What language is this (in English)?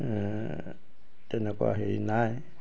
Assamese